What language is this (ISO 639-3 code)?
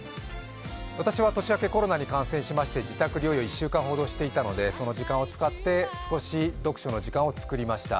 jpn